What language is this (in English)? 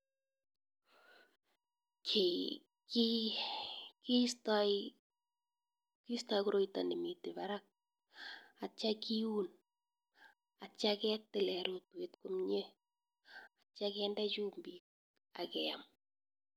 Kalenjin